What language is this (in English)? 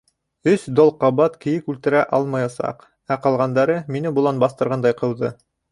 Bashkir